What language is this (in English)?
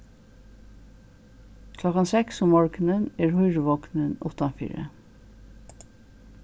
Faroese